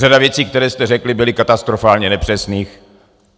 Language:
Czech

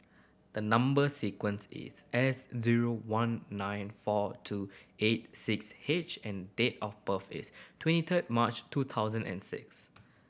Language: English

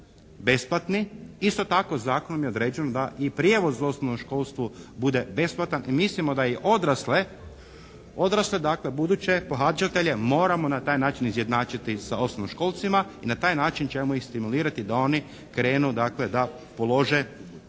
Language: Croatian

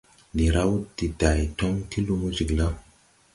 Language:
Tupuri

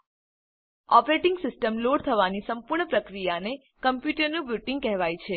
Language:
Gujarati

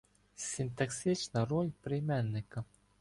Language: Ukrainian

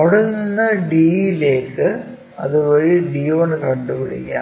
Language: Malayalam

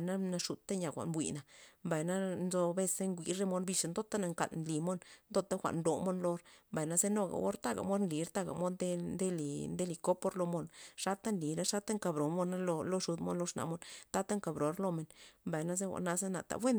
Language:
Loxicha Zapotec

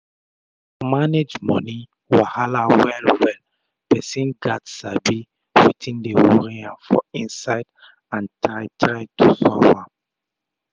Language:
Nigerian Pidgin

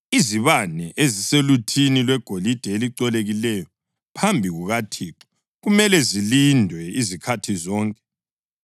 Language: North Ndebele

